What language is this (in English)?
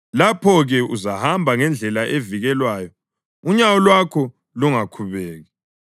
North Ndebele